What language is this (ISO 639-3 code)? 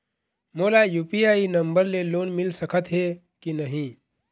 hne